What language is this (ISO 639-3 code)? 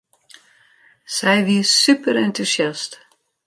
fry